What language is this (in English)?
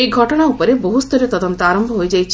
Odia